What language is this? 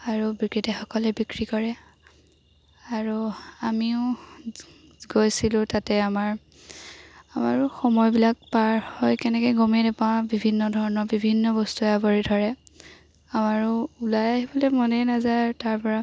Assamese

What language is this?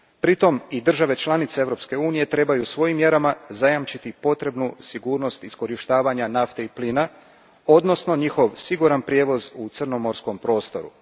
Croatian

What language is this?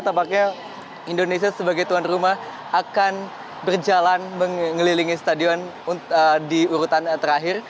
Indonesian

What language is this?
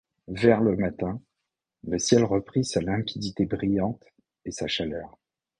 French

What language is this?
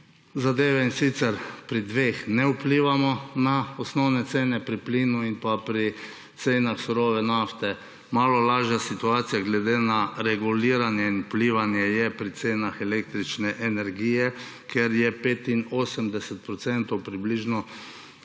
Slovenian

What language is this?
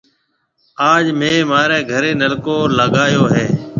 Marwari (Pakistan)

